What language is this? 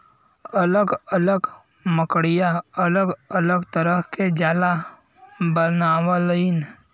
Bhojpuri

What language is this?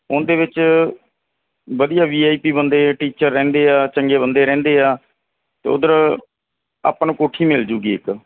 Punjabi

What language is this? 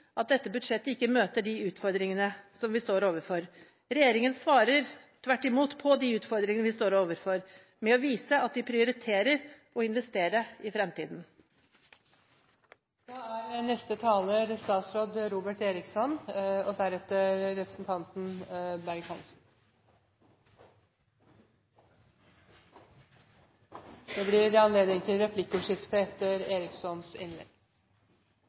Norwegian Bokmål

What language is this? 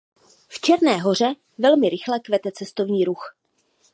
Czech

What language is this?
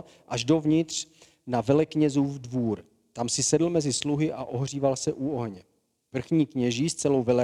Czech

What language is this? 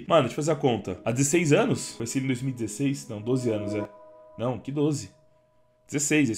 Portuguese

